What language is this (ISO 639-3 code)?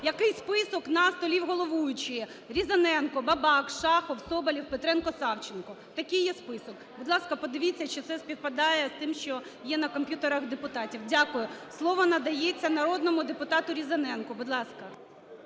ukr